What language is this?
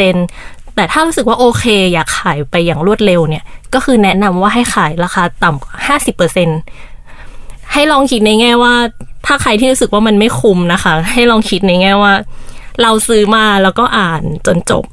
Thai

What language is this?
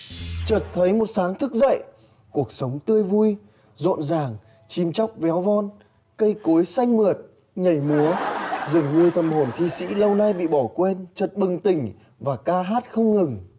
Vietnamese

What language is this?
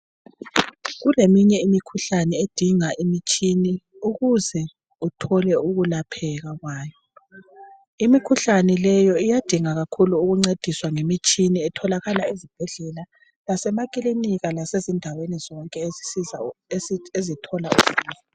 North Ndebele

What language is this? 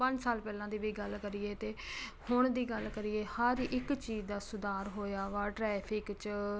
Punjabi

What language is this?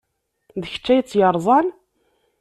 Kabyle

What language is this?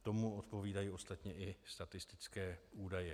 Czech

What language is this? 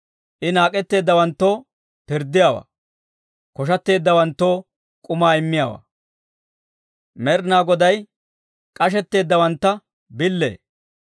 Dawro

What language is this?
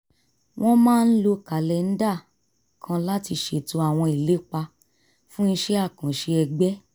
Yoruba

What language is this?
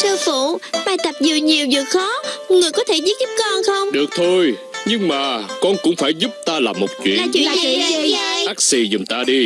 Vietnamese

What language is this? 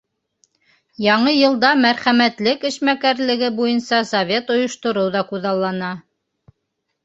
Bashkir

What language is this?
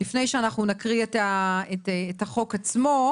Hebrew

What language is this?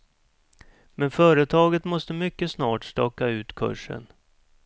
Swedish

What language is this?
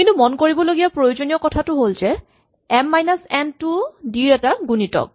Assamese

